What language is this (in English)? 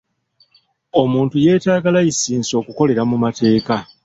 Ganda